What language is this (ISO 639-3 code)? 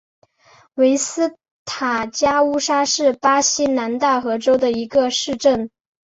zho